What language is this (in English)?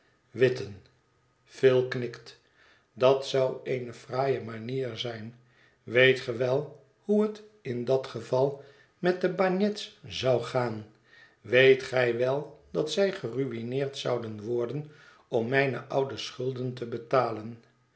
Dutch